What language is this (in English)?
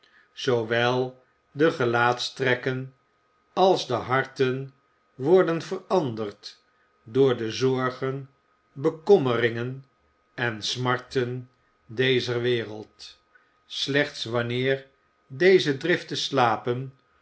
Dutch